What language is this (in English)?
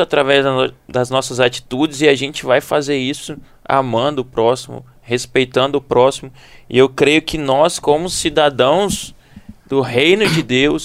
Portuguese